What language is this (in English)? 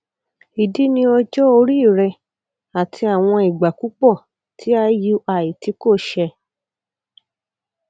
Yoruba